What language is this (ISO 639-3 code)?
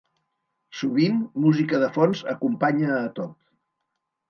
cat